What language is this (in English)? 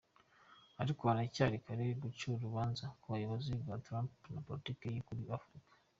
Kinyarwanda